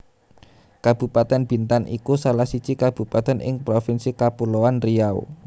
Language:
Javanese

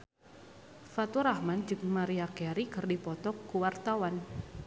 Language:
Sundanese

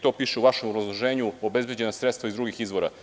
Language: Serbian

